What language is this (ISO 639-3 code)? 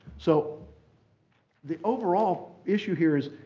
eng